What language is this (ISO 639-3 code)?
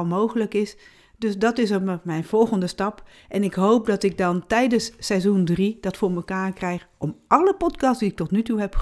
nld